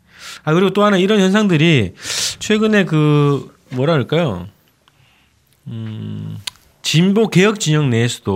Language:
Korean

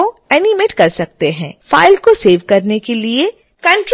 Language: Hindi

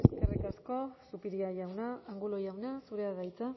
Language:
Basque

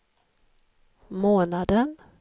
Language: Swedish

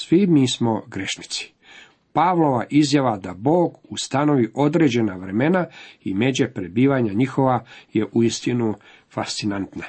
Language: Croatian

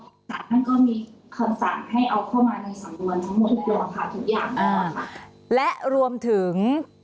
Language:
Thai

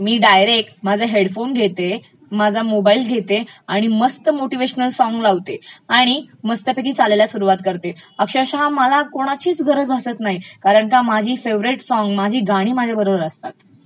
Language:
Marathi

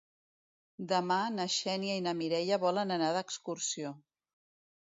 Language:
Catalan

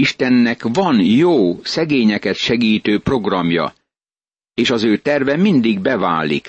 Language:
Hungarian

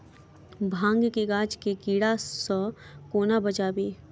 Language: Maithili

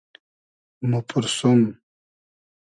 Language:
Hazaragi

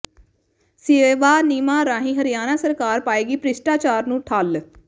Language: Punjabi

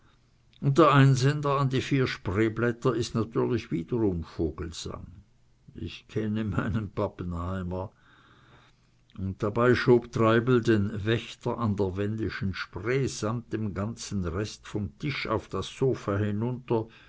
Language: German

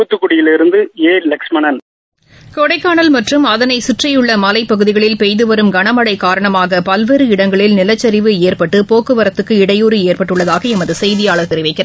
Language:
Tamil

